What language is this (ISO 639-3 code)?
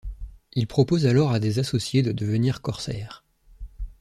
fra